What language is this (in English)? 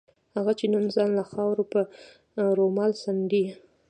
Pashto